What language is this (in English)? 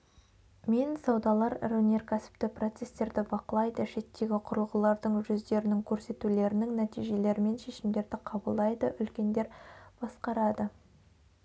Kazakh